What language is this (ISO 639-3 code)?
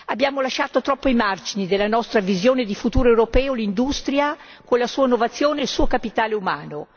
ita